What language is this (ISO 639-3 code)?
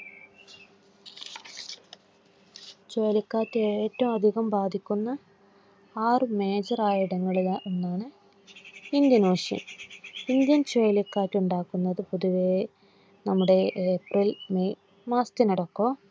mal